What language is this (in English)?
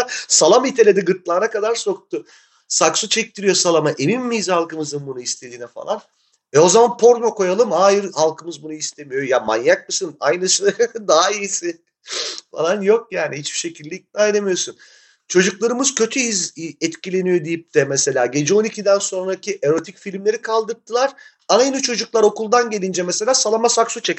Turkish